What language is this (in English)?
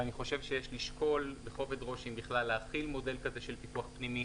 Hebrew